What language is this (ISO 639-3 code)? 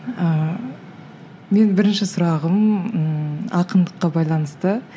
kaz